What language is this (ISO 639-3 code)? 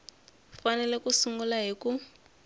tso